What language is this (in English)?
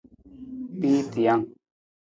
Nawdm